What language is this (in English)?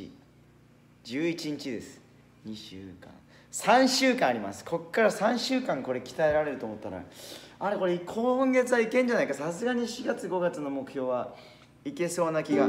Japanese